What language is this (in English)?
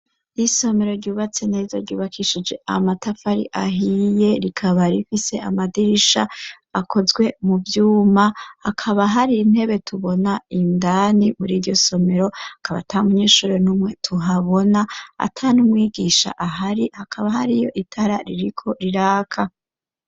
Rundi